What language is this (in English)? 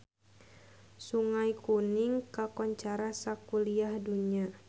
Sundanese